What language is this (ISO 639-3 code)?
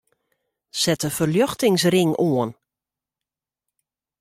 fry